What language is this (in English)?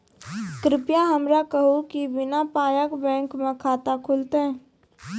Maithili